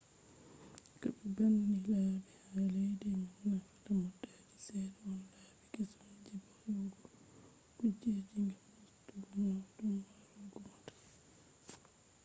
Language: Fula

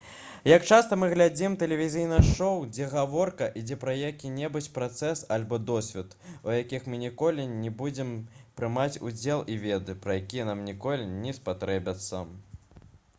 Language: Belarusian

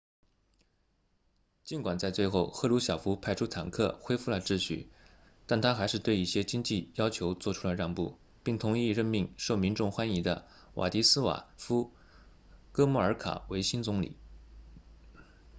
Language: Chinese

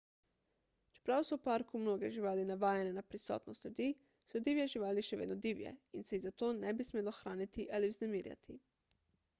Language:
Slovenian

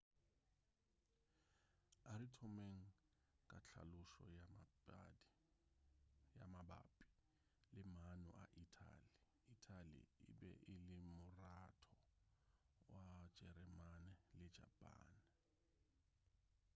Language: Northern Sotho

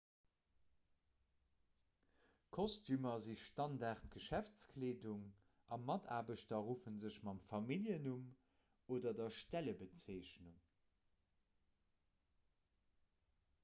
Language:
Luxembourgish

